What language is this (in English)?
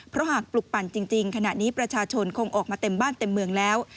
Thai